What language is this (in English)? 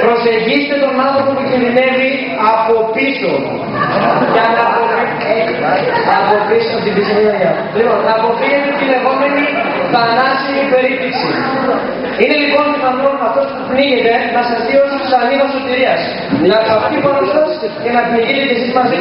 Greek